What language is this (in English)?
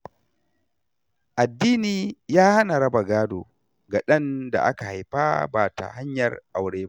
Hausa